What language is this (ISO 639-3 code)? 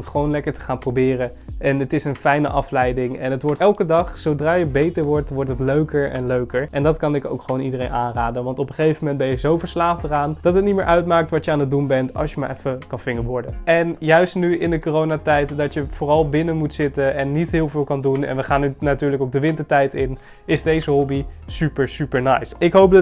nld